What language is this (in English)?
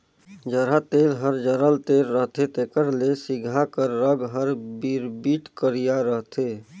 Chhattisgarhi